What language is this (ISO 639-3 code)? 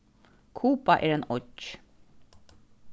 fao